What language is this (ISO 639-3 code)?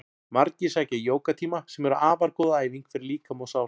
isl